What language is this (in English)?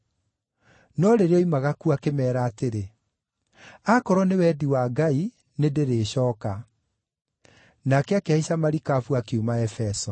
Kikuyu